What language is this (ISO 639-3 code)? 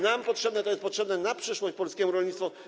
pol